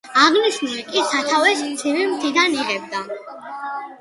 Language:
Georgian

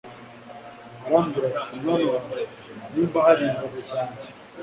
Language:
Kinyarwanda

